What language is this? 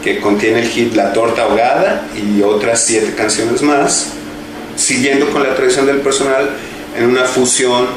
Spanish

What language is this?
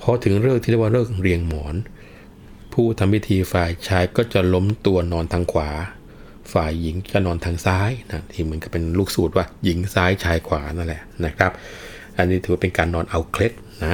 Thai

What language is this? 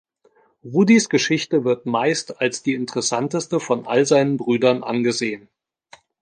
German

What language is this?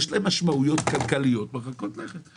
Hebrew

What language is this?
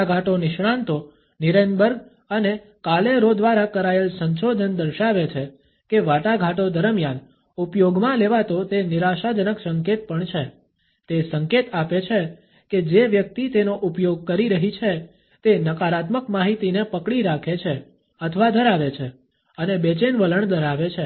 Gujarati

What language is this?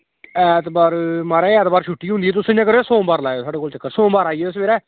Dogri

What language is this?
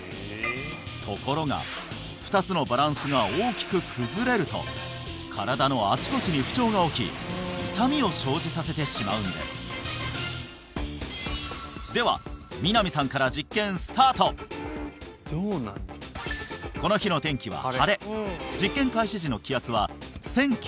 Japanese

